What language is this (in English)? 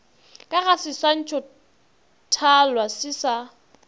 Northern Sotho